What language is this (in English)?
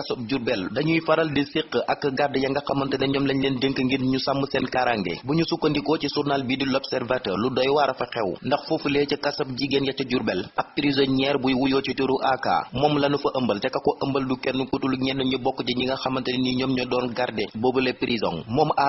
Indonesian